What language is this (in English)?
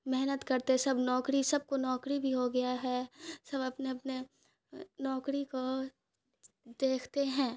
Urdu